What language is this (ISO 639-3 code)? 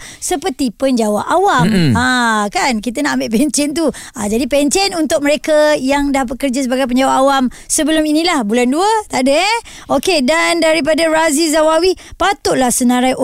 msa